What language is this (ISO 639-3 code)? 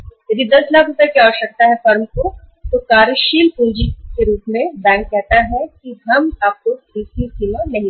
hin